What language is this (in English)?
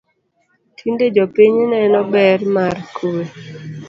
Luo (Kenya and Tanzania)